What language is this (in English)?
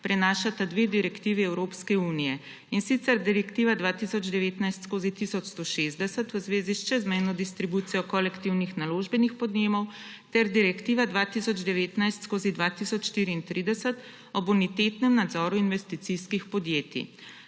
Slovenian